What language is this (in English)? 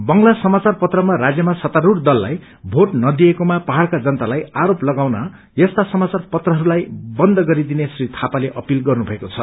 Nepali